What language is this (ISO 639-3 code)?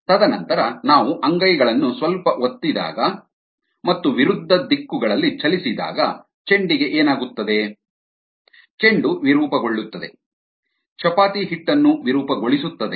kan